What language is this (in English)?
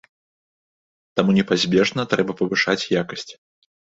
Belarusian